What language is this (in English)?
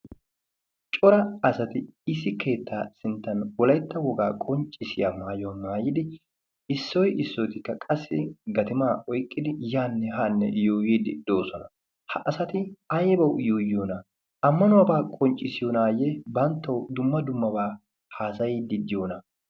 Wolaytta